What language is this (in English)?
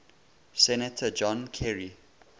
English